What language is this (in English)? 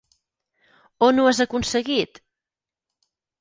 Catalan